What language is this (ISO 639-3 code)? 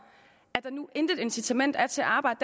dan